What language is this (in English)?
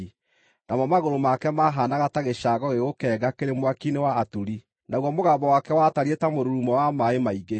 Kikuyu